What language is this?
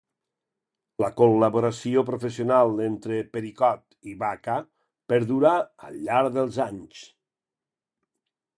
Catalan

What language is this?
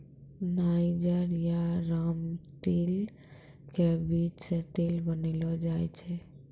Maithili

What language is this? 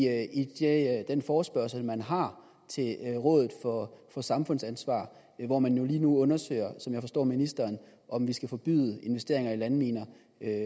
Danish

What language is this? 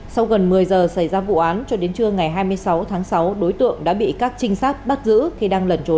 Vietnamese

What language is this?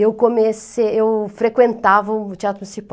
Portuguese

